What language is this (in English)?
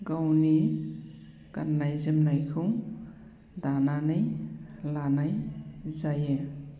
Bodo